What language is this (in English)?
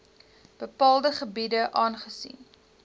Afrikaans